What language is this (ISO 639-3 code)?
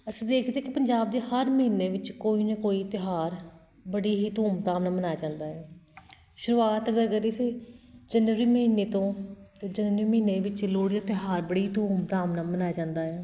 pan